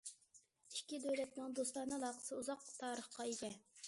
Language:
Uyghur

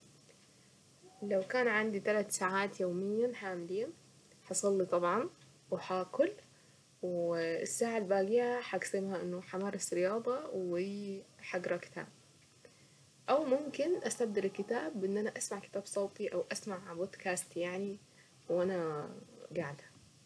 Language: Saidi Arabic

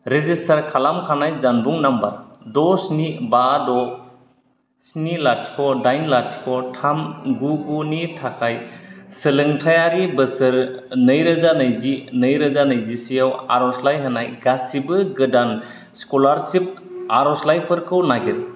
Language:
Bodo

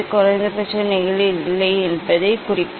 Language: Tamil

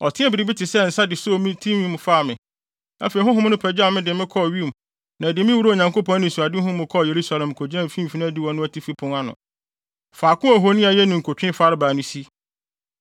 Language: Akan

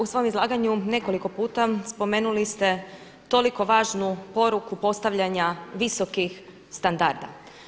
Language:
Croatian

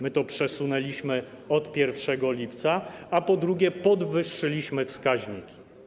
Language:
Polish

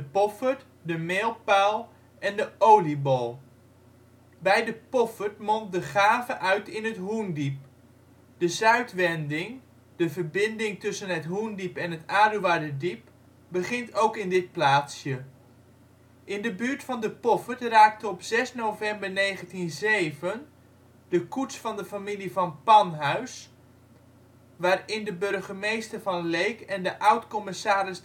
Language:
Dutch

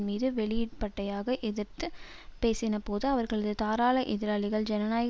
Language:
Tamil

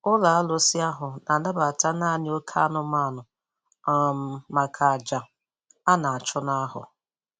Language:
Igbo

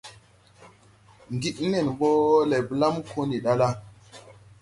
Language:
Tupuri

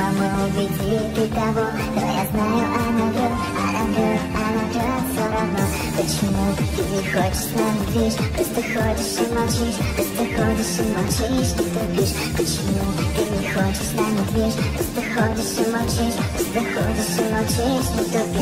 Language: Russian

